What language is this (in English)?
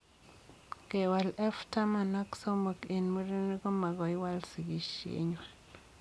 Kalenjin